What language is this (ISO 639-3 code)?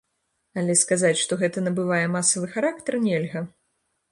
bel